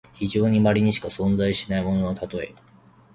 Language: Japanese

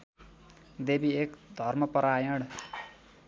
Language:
Nepali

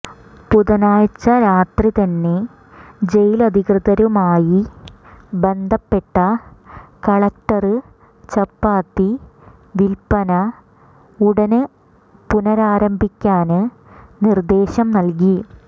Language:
Malayalam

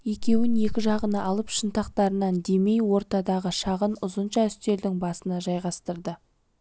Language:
Kazakh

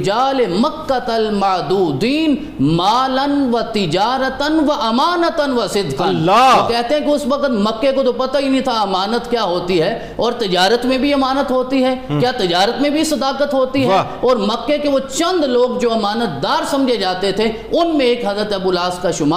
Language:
Urdu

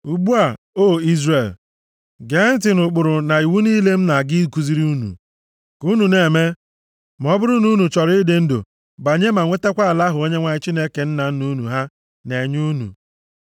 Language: Igbo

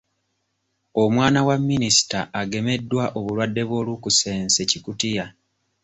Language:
Ganda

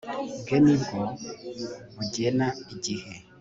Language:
Kinyarwanda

